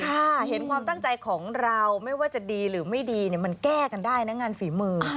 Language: Thai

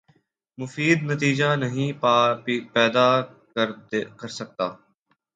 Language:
Urdu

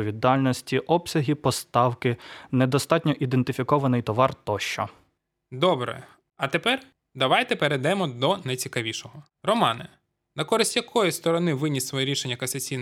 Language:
Ukrainian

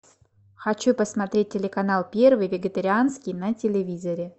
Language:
Russian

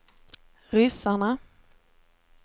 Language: Swedish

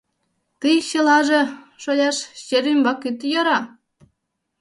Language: Mari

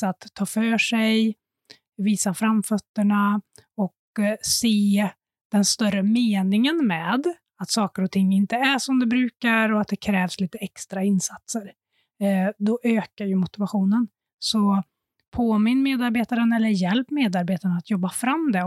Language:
Swedish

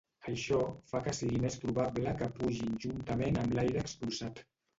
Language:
Catalan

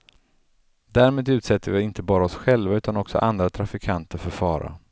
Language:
Swedish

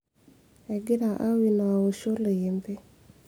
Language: Masai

